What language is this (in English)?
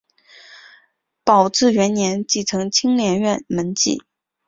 Chinese